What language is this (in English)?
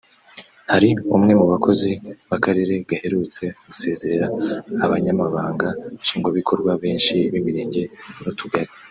Kinyarwanda